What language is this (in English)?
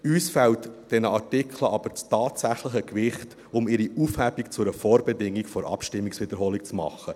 Swiss German